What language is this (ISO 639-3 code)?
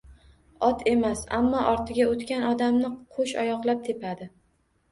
uzb